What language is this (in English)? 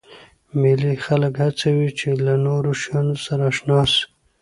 Pashto